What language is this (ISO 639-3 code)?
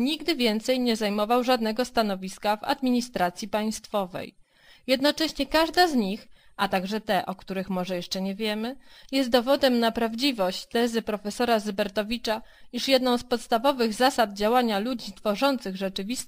pol